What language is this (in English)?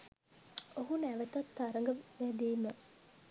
Sinhala